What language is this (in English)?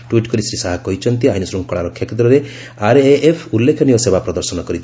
Odia